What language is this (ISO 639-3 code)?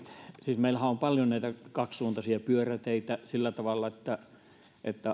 fin